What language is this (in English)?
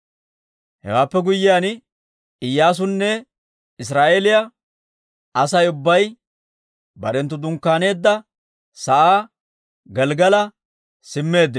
Dawro